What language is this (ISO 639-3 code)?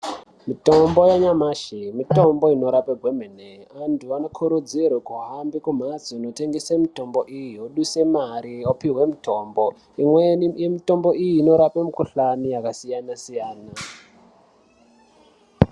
ndc